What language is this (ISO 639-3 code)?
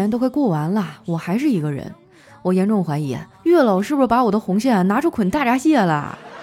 zho